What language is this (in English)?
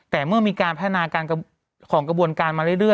Thai